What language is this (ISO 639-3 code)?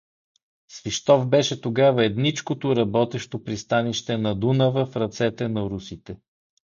bul